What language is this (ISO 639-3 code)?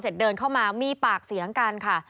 tha